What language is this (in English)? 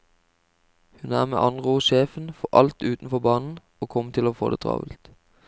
Norwegian